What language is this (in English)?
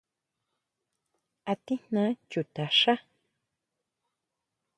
Huautla Mazatec